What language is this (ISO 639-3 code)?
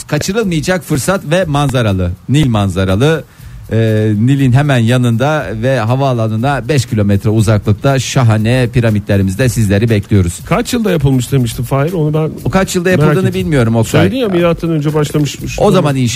tur